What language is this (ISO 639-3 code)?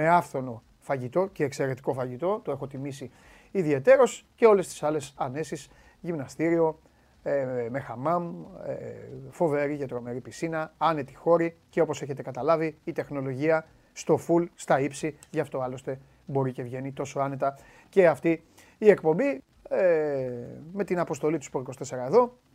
ell